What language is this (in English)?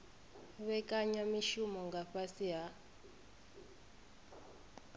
Venda